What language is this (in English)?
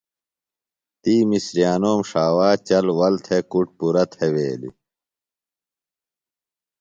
Phalura